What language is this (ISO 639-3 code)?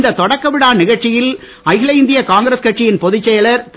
tam